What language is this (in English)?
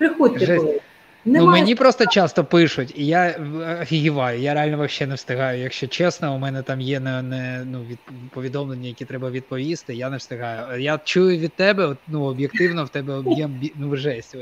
Ukrainian